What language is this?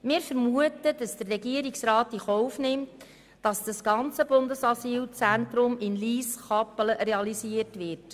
Swiss German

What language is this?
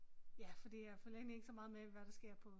Danish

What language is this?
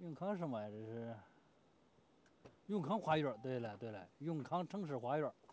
Chinese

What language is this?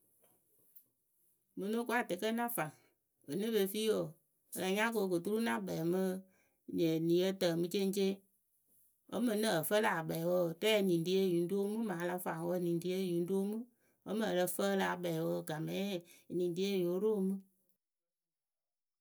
Akebu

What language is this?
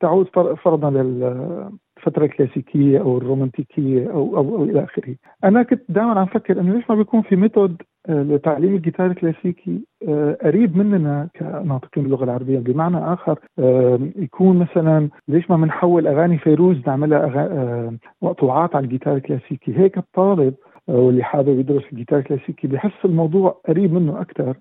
Arabic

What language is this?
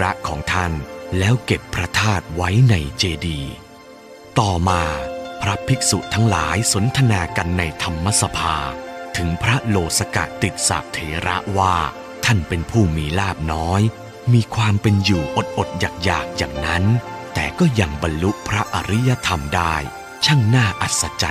Thai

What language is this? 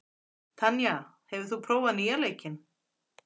Icelandic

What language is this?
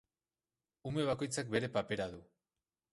Basque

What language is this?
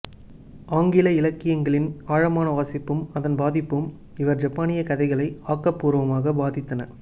Tamil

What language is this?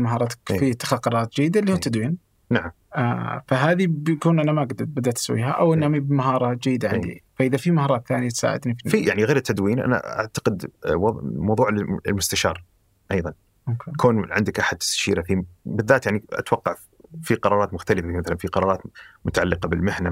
Arabic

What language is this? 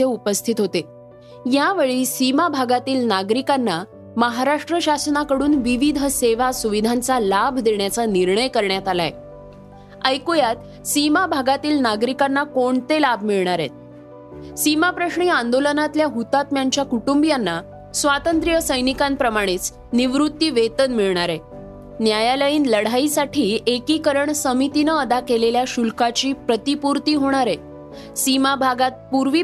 Marathi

